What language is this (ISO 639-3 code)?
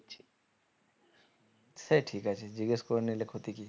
ben